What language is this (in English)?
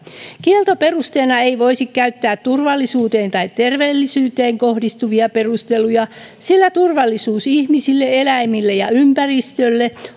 Finnish